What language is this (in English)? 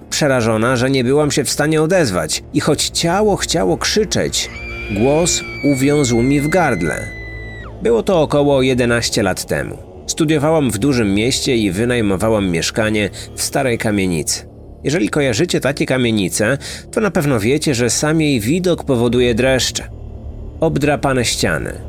Polish